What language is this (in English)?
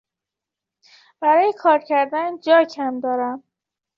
Persian